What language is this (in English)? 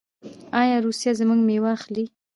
Pashto